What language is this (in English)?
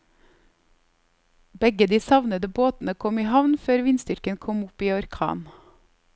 Norwegian